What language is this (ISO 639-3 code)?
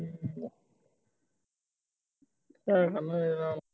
pan